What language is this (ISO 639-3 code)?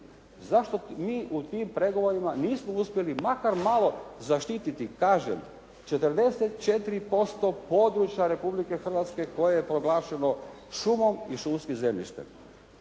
hrv